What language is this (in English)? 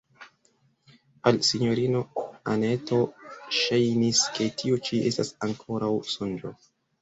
Esperanto